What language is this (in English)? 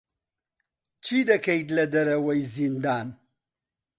Central Kurdish